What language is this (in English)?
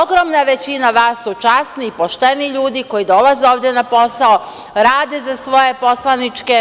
Serbian